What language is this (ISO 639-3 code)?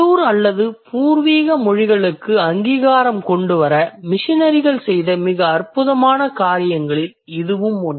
tam